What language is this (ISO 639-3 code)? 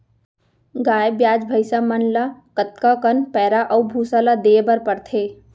hne